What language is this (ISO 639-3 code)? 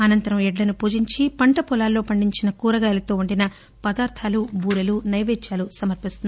tel